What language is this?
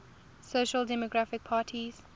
English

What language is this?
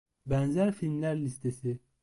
Turkish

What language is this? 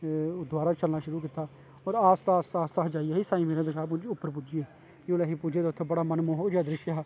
Dogri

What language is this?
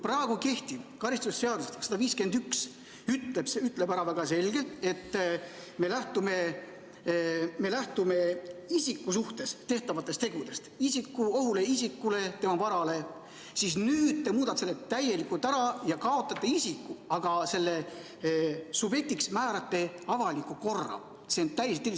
Estonian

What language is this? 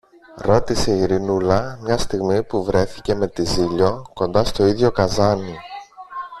Greek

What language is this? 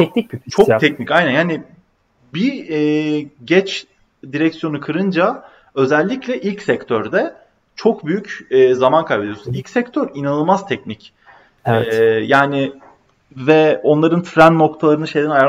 Turkish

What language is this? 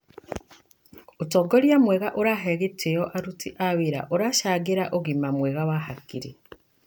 Kikuyu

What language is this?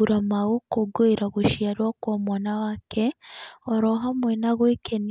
Kikuyu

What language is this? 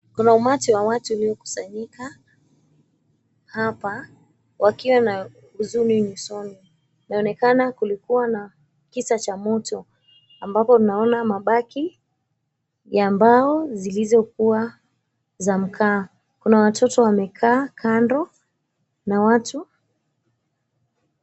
Swahili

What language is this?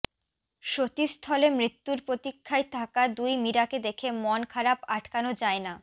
Bangla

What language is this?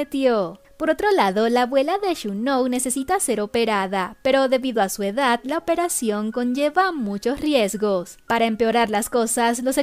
Spanish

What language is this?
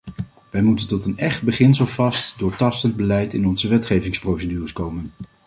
Dutch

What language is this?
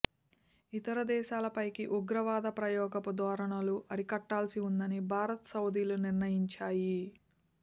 Telugu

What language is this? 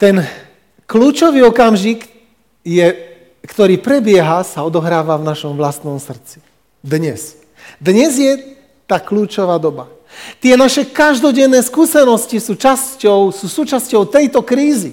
Slovak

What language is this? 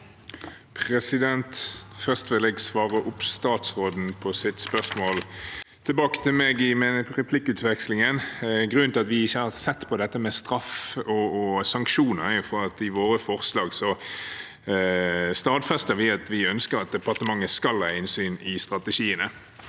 Norwegian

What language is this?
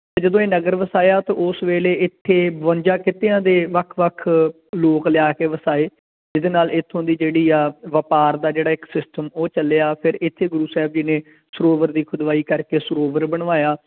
Punjabi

